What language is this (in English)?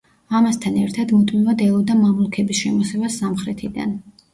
Georgian